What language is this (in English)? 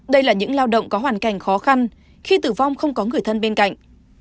Vietnamese